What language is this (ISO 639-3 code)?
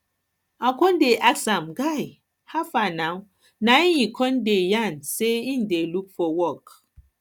pcm